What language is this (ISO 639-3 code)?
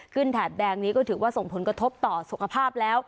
tha